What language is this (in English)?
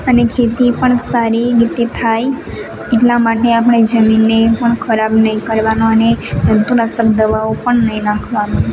Gujarati